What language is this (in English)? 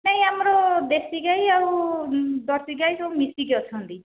Odia